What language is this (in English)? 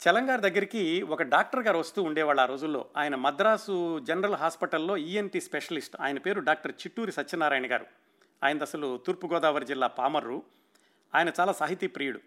Telugu